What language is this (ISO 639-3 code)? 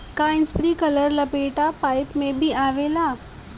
bho